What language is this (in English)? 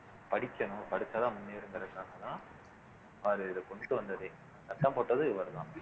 Tamil